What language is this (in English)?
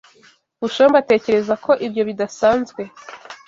Kinyarwanda